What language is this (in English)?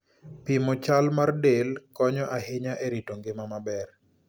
Luo (Kenya and Tanzania)